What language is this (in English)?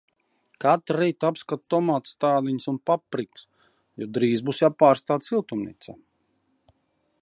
Latvian